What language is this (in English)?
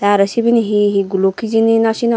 Chakma